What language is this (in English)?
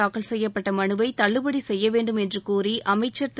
Tamil